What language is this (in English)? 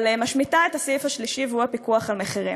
Hebrew